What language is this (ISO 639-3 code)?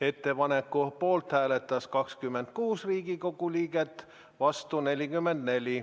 est